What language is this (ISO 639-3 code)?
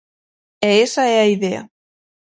glg